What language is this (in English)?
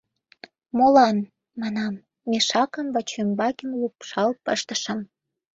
Mari